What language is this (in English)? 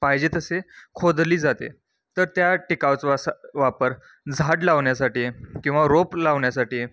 Marathi